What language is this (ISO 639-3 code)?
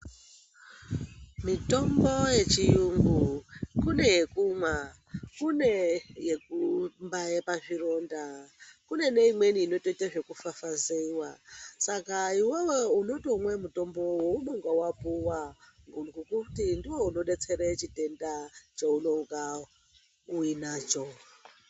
ndc